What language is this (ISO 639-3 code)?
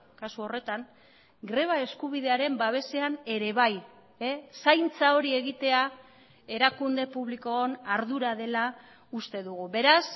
eus